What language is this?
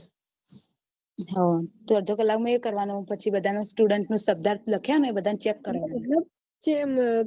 Gujarati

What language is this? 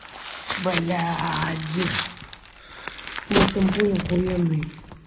Russian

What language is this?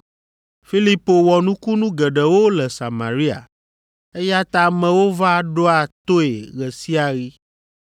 Ewe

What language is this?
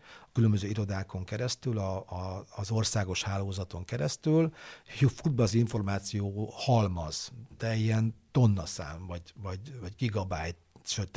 Hungarian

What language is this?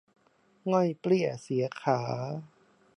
Thai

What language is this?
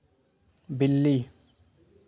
Hindi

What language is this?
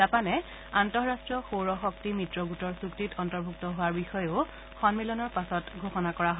Assamese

